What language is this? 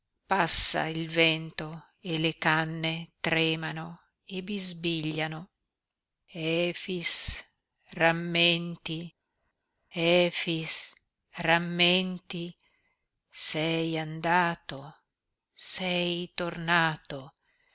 Italian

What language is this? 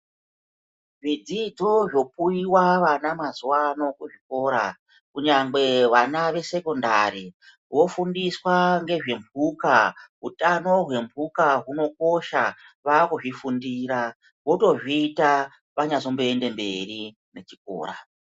Ndau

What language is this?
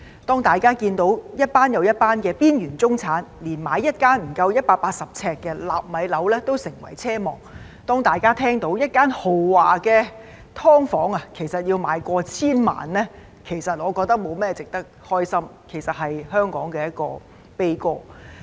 Cantonese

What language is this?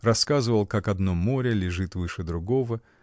Russian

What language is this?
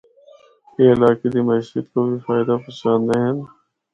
Northern Hindko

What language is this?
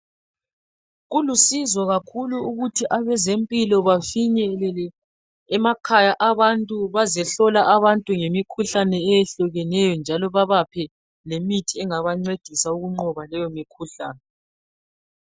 North Ndebele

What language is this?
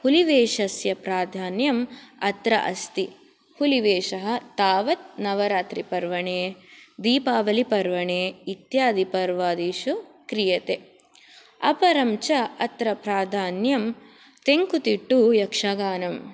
Sanskrit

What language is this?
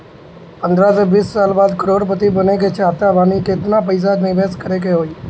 Bhojpuri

